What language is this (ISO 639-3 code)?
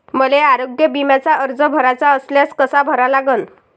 mar